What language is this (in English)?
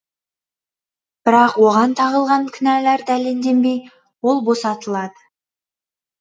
Kazakh